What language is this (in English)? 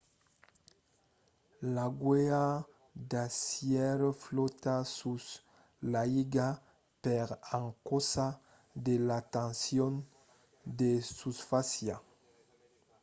Occitan